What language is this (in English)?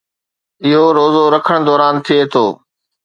Sindhi